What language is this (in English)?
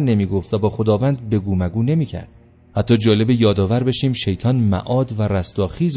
Persian